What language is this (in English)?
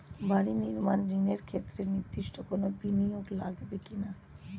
Bangla